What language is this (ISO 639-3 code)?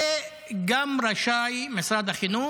heb